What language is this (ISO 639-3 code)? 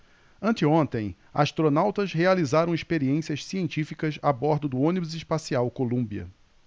por